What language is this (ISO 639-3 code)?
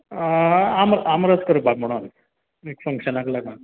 kok